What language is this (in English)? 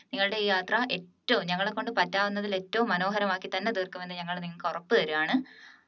Malayalam